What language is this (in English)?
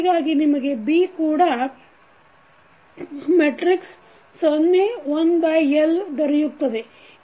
Kannada